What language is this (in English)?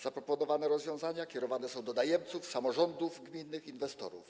Polish